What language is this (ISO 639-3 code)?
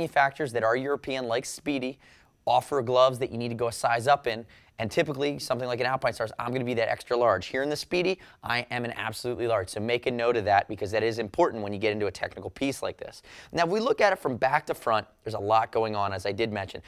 eng